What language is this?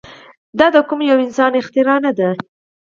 Pashto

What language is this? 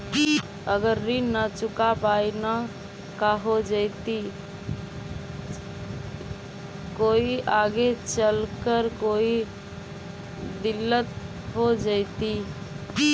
Magahi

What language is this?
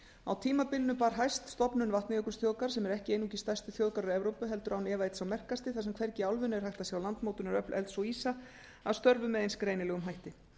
Icelandic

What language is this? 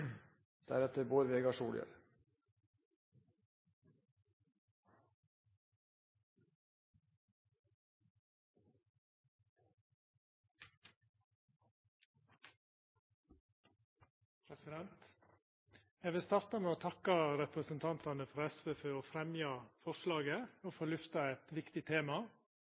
Norwegian Nynorsk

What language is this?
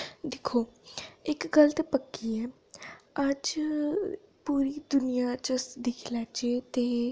Dogri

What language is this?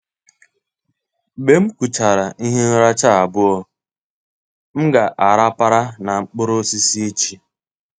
Igbo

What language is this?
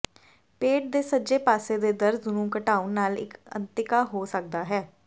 Punjabi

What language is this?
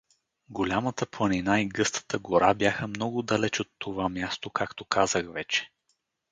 Bulgarian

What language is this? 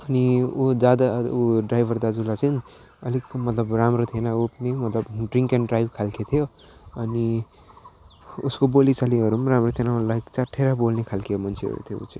Nepali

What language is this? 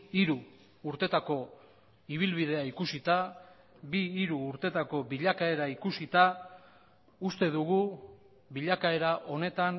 Basque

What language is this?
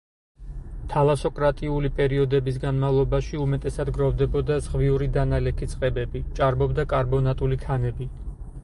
Georgian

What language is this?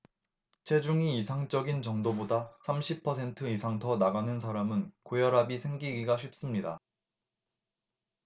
Korean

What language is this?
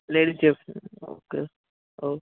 Telugu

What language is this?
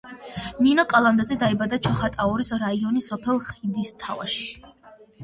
Georgian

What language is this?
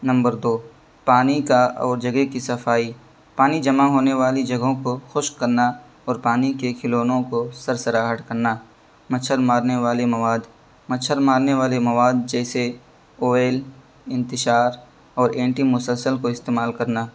Urdu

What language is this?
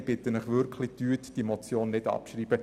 Swiss German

